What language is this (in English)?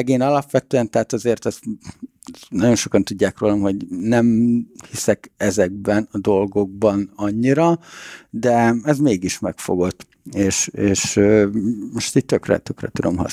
Hungarian